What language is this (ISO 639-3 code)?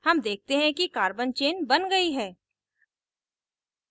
hin